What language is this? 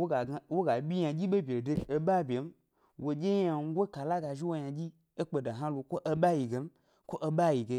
Gbari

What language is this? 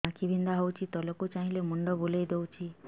Odia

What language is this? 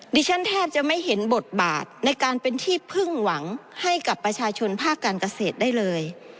Thai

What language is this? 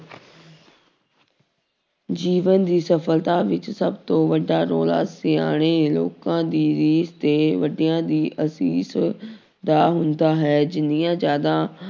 Punjabi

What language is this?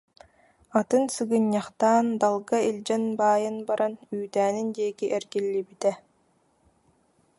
Yakut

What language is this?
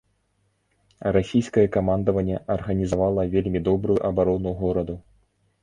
Belarusian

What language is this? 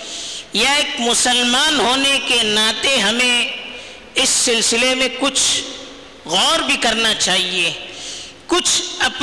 Urdu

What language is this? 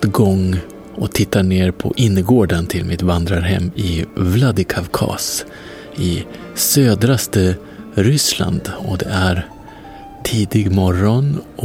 Swedish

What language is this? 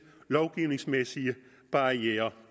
Danish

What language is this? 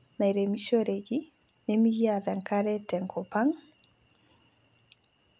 Masai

